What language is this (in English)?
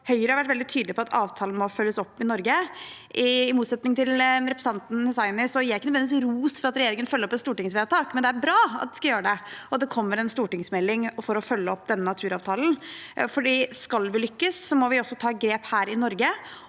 Norwegian